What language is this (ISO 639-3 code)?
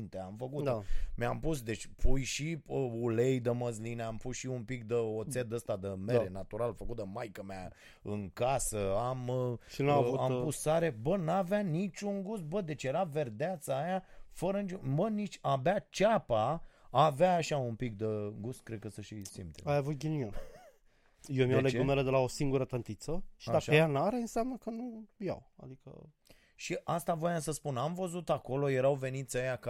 ron